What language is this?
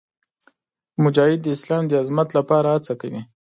Pashto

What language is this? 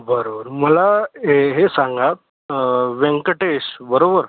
Marathi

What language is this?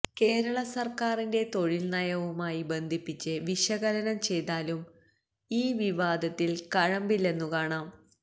Malayalam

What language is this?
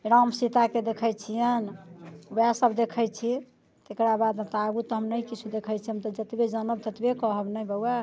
Maithili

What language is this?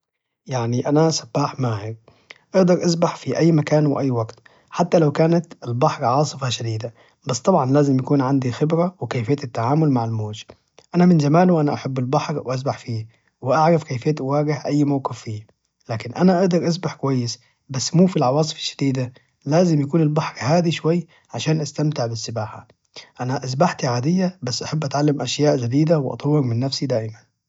Najdi Arabic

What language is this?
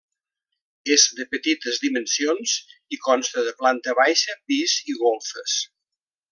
Catalan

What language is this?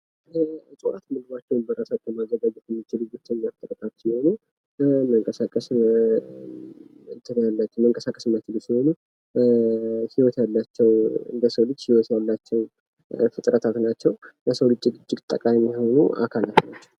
Amharic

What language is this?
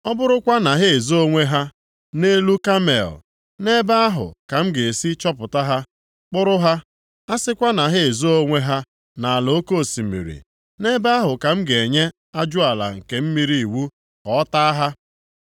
Igbo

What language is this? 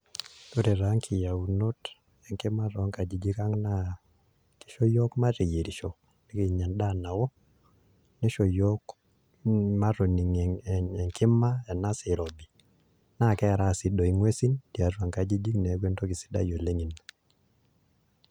Masai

